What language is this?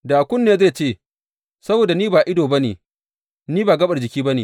Hausa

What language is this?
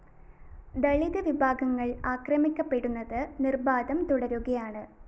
Malayalam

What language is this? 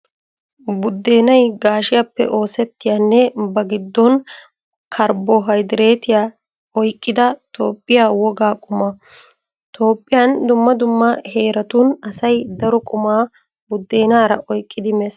Wolaytta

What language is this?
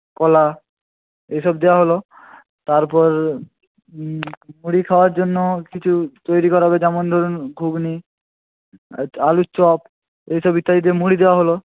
Bangla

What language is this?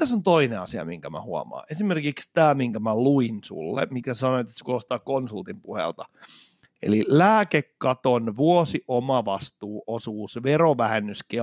Finnish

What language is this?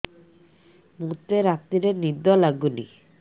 Odia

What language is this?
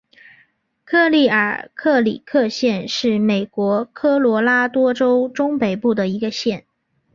Chinese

